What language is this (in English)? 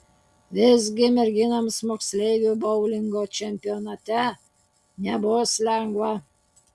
Lithuanian